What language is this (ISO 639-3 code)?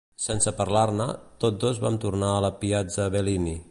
cat